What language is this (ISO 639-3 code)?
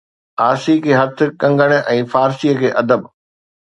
snd